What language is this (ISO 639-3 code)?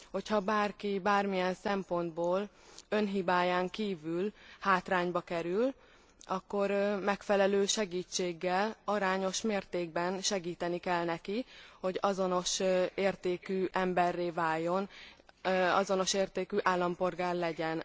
hun